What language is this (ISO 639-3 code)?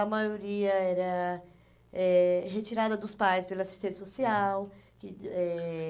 por